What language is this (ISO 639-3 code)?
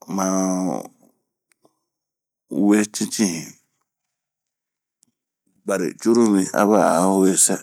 bmq